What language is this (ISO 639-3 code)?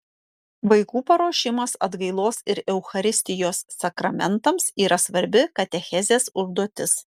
lit